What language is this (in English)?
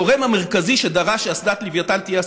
Hebrew